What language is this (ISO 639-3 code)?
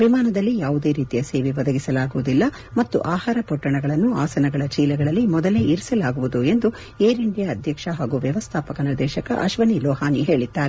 kan